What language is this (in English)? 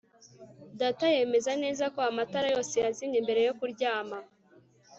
Kinyarwanda